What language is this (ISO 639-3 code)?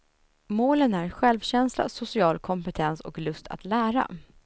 swe